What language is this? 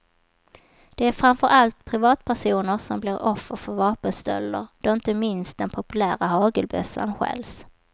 Swedish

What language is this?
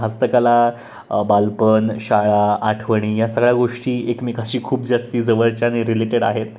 Marathi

